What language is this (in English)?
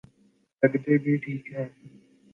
Urdu